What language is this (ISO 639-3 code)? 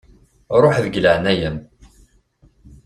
kab